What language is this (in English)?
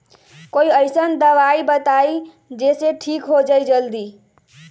Magahi